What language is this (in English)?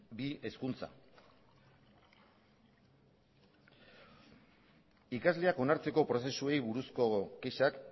Basque